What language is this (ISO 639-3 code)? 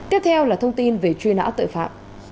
vie